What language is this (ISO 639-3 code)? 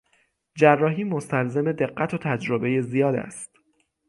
fas